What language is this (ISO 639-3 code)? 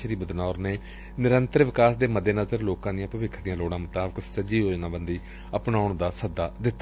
pan